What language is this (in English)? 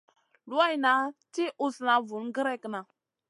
Masana